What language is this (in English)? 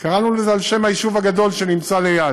Hebrew